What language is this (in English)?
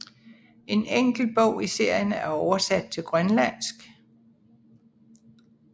Danish